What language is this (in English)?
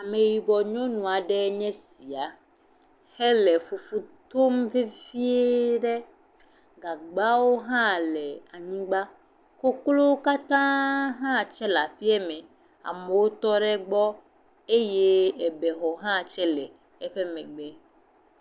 Ewe